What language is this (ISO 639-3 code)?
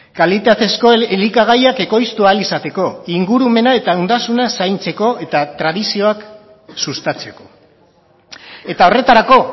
eus